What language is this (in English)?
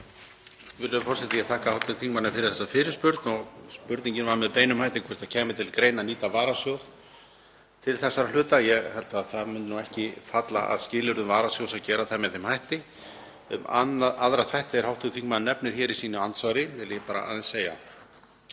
Icelandic